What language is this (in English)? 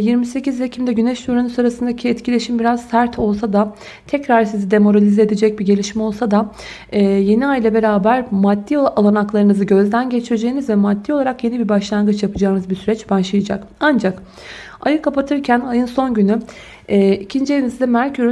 Turkish